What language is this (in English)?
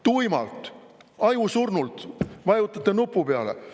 Estonian